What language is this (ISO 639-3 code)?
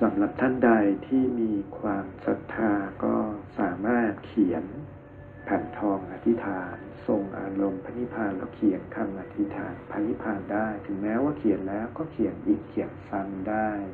tha